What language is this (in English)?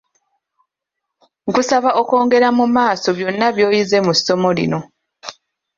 Ganda